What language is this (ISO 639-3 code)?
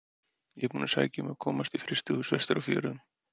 isl